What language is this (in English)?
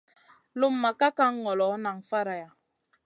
Masana